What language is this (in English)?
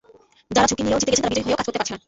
Bangla